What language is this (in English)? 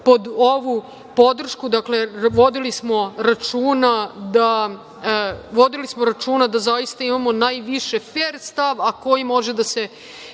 Serbian